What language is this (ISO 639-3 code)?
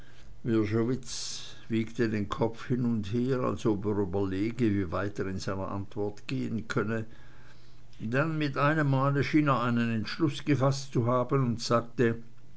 deu